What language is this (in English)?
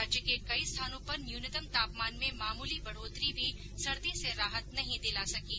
Hindi